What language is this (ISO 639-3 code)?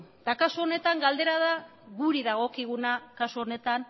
eus